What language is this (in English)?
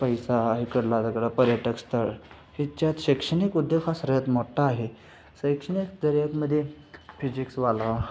Marathi